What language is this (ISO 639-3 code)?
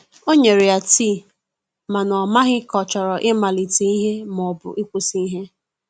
ibo